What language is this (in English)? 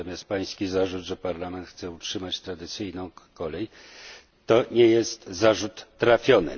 Polish